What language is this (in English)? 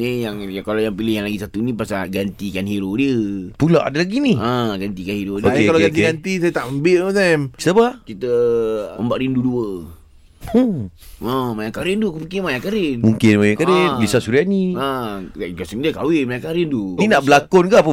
Malay